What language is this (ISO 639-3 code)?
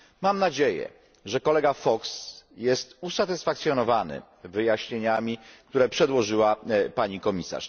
pol